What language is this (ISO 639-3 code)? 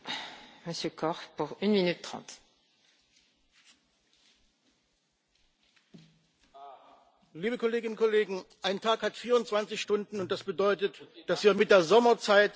deu